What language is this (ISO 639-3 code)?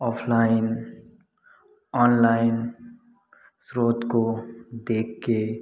hin